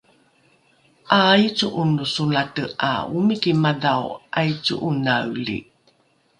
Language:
Rukai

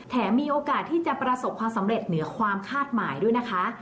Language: Thai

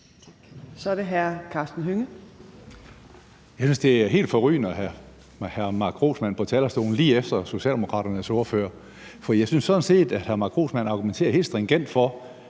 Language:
Danish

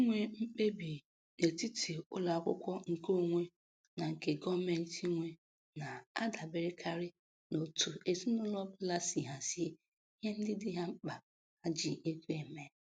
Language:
Igbo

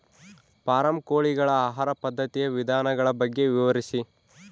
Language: Kannada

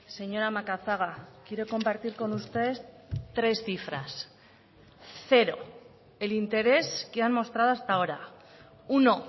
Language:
Spanish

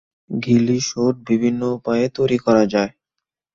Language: Bangla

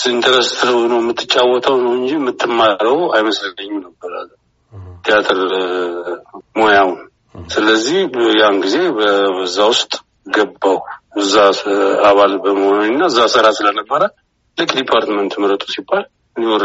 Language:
Amharic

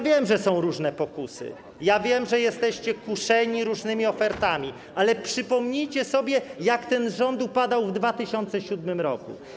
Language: Polish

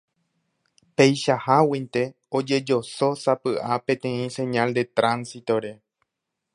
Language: Guarani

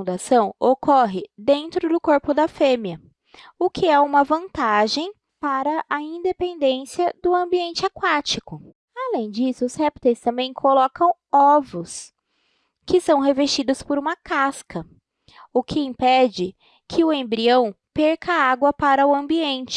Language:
Portuguese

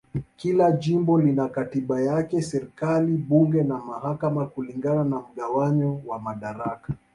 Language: Swahili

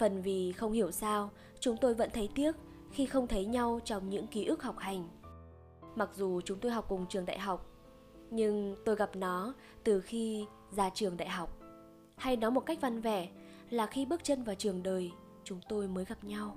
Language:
Vietnamese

